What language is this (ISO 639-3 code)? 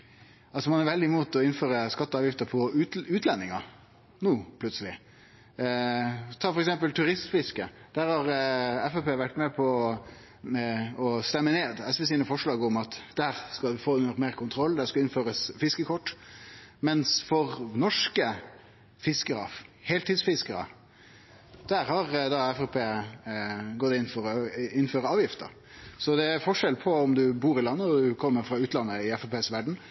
nno